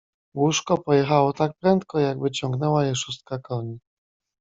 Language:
Polish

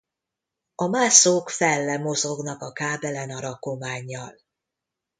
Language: Hungarian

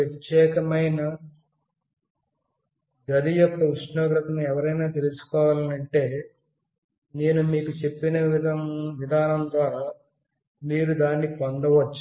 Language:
Telugu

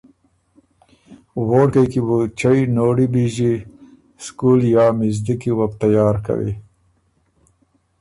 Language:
Ormuri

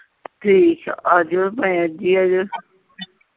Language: Punjabi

